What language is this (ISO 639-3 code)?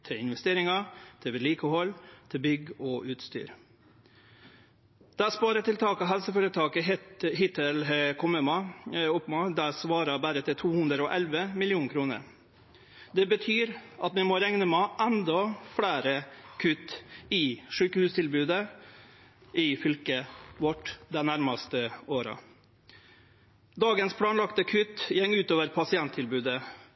nno